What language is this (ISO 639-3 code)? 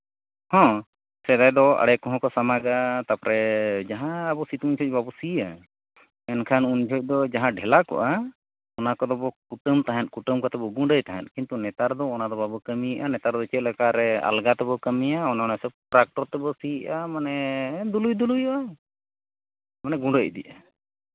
sat